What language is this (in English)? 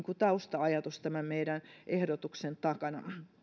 Finnish